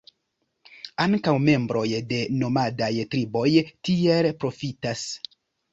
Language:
Esperanto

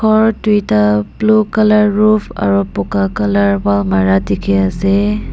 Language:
Naga Pidgin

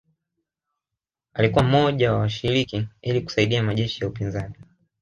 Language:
Swahili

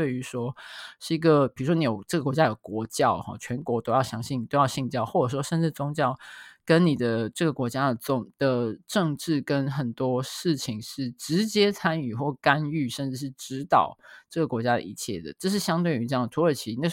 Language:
Chinese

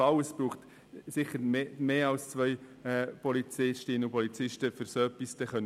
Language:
Swiss German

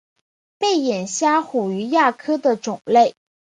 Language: Chinese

